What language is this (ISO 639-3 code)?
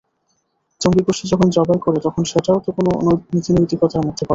ben